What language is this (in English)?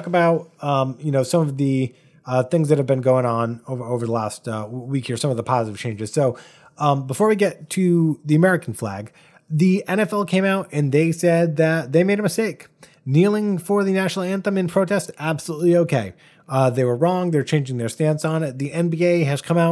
English